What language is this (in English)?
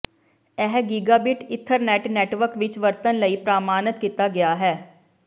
Punjabi